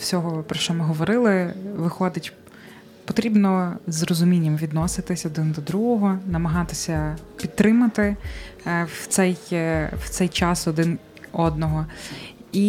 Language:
Ukrainian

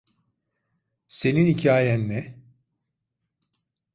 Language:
Turkish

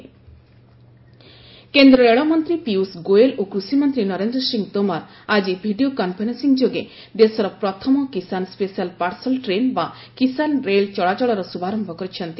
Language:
Odia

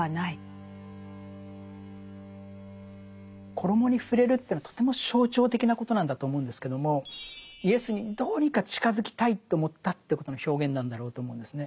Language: Japanese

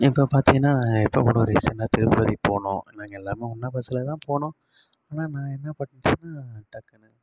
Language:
Tamil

